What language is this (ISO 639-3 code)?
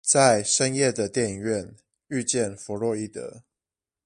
zho